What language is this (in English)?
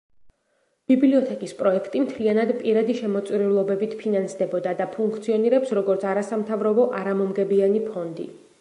Georgian